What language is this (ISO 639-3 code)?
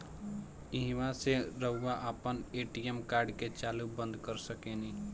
bho